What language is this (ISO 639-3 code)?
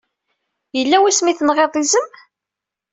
kab